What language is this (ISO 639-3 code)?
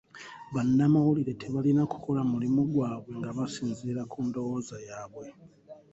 lug